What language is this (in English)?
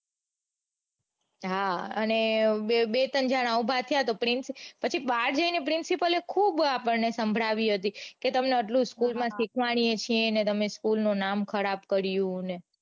Gujarati